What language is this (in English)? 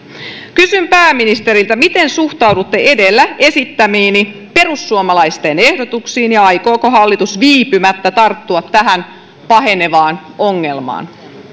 Finnish